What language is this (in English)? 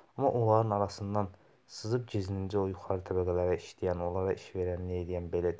Turkish